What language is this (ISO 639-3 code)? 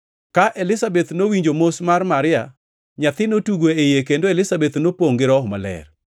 luo